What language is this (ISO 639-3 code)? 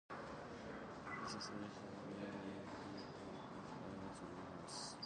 eng